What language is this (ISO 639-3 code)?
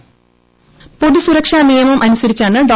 mal